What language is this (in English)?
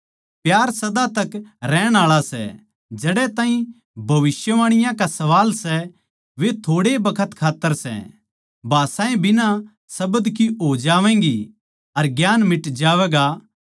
Haryanvi